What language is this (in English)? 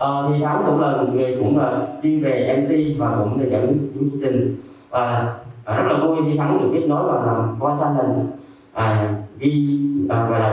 Vietnamese